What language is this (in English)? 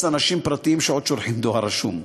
Hebrew